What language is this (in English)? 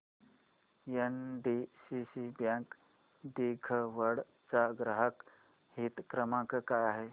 Marathi